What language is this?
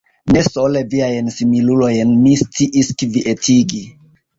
Esperanto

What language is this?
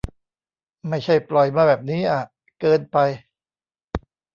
Thai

